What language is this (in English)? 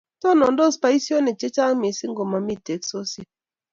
Kalenjin